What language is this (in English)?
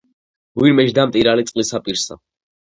Georgian